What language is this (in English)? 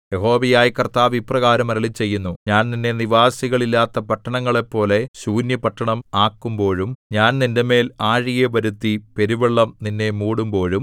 Malayalam